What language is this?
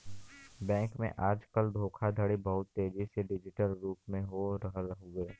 Bhojpuri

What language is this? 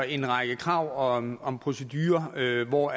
Danish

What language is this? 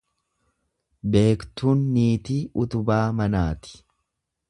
Oromo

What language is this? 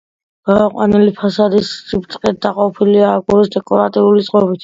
Georgian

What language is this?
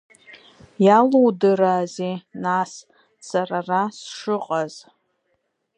Abkhazian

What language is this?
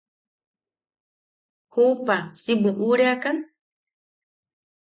Yaqui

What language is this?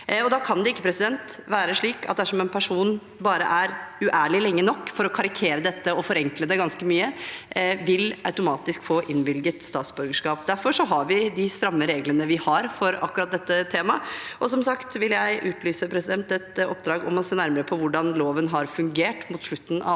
Norwegian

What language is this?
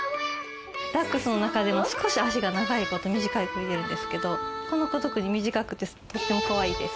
Japanese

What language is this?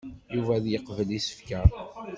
Kabyle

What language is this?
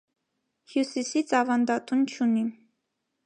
Armenian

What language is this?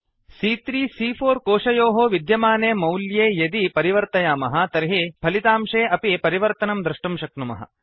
Sanskrit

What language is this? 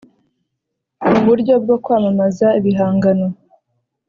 Kinyarwanda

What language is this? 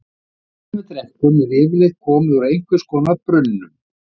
Icelandic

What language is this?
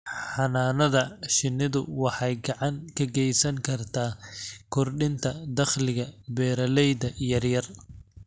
Somali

